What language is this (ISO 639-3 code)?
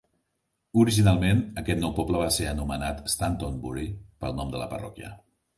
cat